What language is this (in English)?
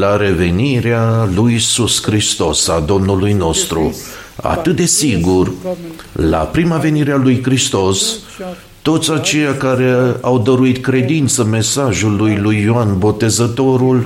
Romanian